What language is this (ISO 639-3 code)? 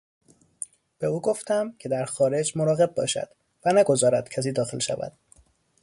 fas